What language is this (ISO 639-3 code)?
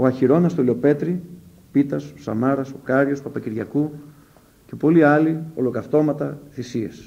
ell